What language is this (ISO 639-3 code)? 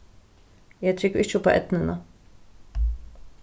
fao